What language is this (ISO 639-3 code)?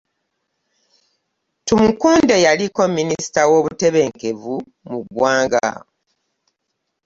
lug